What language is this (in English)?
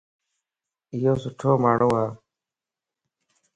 Lasi